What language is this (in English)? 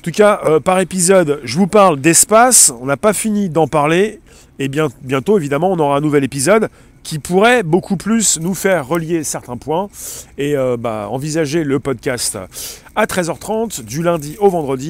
French